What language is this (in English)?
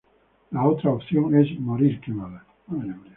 Spanish